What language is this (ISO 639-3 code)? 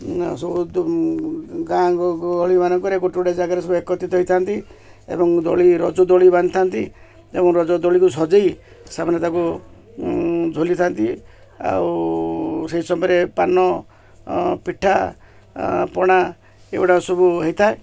ori